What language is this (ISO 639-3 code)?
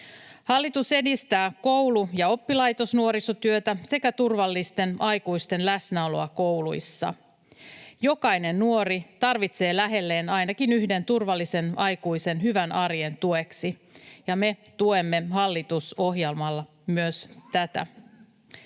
fin